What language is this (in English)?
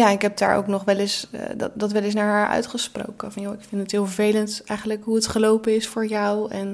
Dutch